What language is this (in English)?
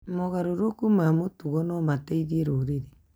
Kikuyu